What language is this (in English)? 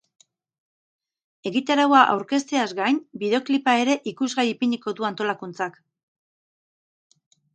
Basque